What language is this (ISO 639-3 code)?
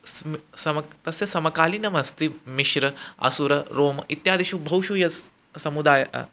san